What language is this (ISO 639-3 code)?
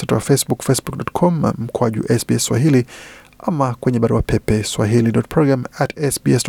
swa